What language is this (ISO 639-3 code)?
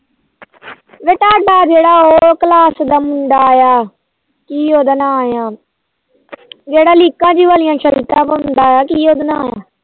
pan